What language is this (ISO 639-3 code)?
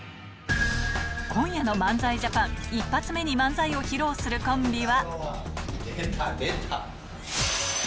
jpn